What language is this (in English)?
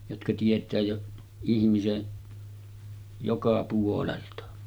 Finnish